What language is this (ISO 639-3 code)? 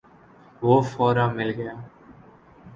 urd